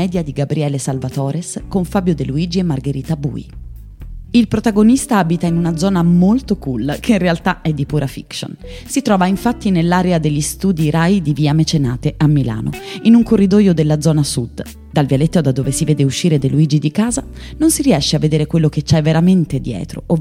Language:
Italian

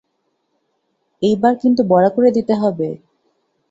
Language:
Bangla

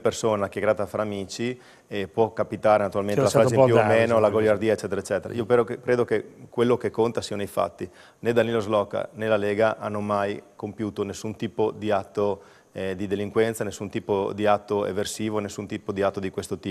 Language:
Italian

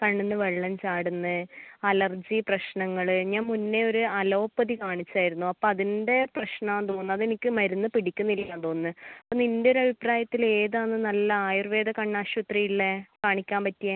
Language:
Malayalam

